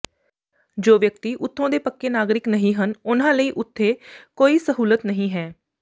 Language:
Punjabi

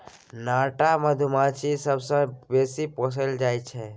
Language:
Maithili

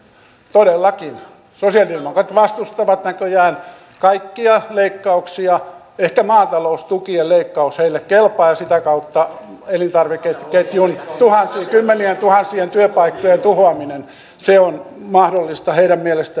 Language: Finnish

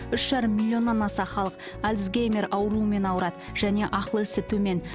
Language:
Kazakh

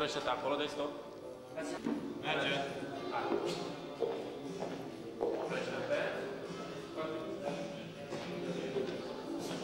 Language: Romanian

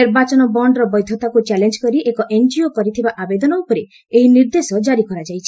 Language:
Odia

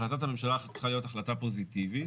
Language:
Hebrew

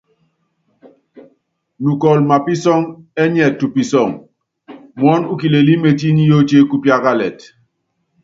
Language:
Yangben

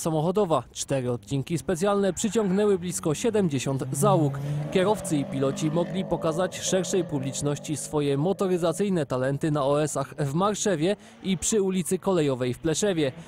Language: Polish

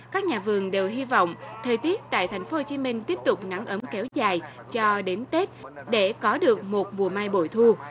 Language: Vietnamese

